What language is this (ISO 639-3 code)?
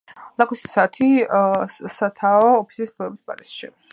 kat